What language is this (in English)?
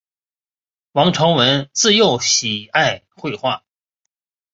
Chinese